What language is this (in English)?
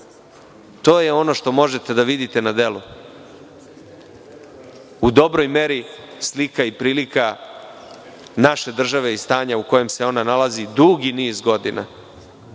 Serbian